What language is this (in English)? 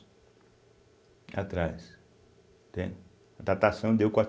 Portuguese